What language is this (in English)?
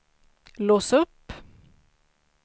Swedish